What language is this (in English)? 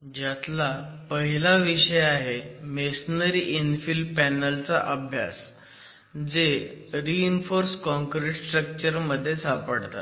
Marathi